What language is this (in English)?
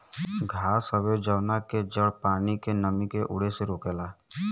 Bhojpuri